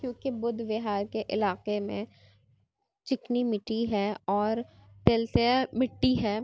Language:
Urdu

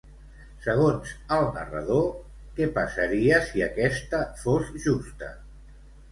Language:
Catalan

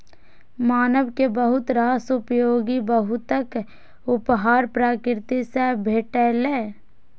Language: Maithili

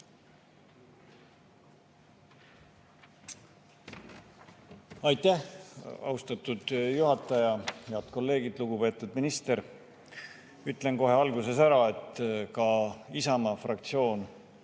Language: Estonian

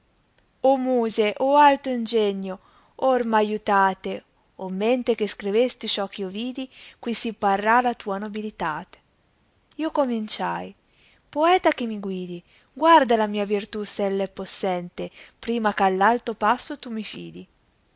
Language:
Italian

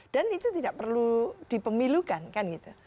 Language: Indonesian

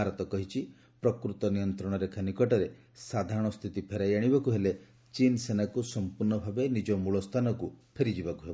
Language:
Odia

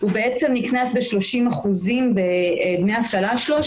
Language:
Hebrew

